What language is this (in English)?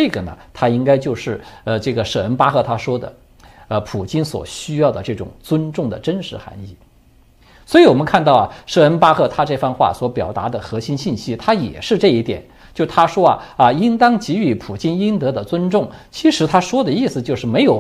Chinese